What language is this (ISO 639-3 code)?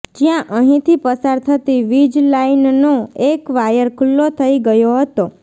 guj